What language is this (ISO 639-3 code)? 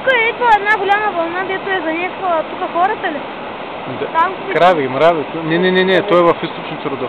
bul